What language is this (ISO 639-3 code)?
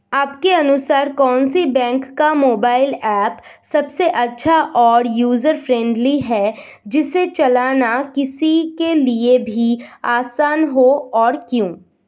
hin